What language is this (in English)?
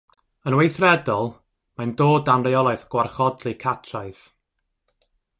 Welsh